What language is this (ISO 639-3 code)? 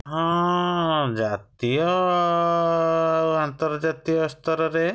ori